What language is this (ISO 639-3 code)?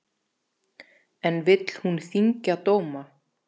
isl